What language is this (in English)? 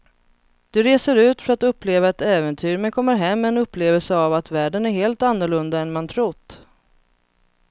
Swedish